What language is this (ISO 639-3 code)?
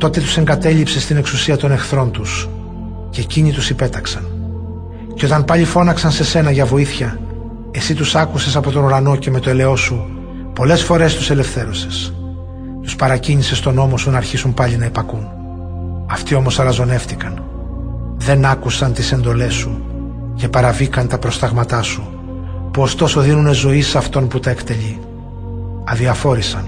ell